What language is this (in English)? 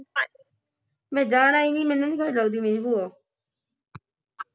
Punjabi